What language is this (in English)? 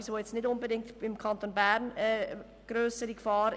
Swiss German